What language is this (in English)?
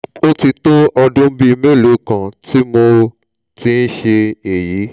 Yoruba